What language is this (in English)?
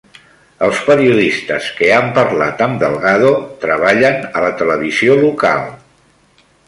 Catalan